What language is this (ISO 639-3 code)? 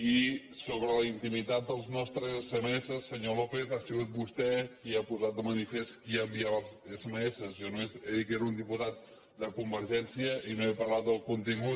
cat